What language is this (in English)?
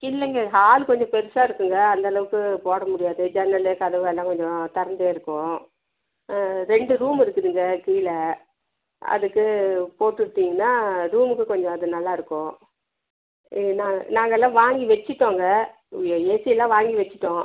Tamil